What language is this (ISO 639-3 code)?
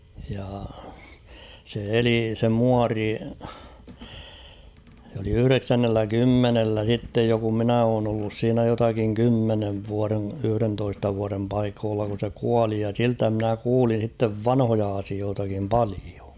fin